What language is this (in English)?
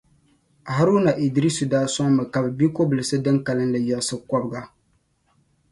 Dagbani